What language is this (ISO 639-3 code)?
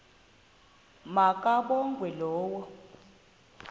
xho